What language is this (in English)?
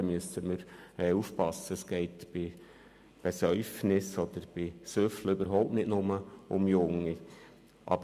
Swiss German